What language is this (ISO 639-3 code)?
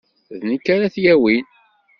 kab